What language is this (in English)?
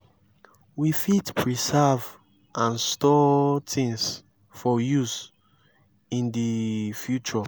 Nigerian Pidgin